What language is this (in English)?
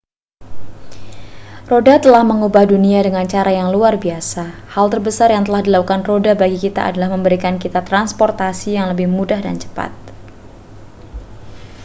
Indonesian